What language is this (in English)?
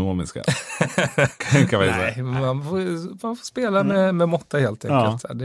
Swedish